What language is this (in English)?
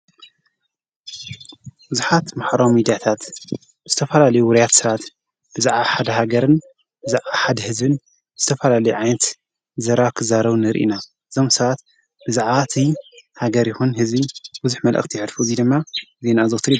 Tigrinya